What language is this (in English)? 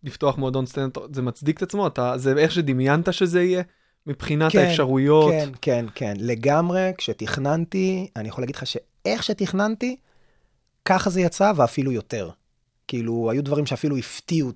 Hebrew